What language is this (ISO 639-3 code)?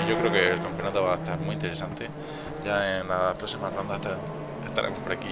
spa